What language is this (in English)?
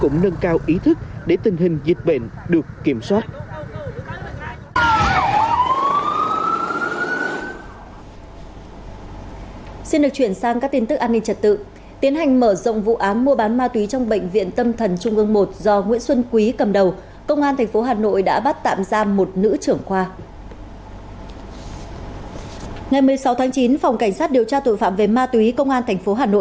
Vietnamese